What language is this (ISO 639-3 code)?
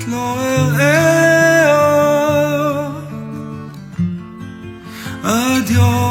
heb